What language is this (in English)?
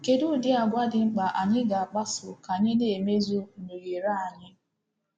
Igbo